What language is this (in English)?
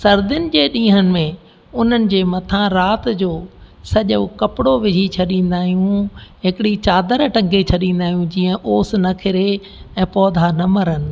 Sindhi